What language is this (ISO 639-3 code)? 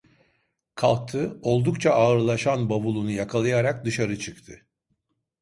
tur